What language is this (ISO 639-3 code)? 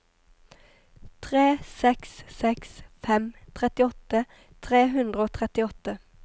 nor